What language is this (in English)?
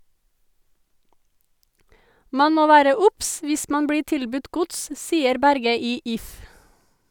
Norwegian